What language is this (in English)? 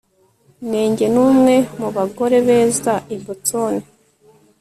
Kinyarwanda